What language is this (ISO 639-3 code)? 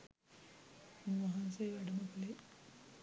sin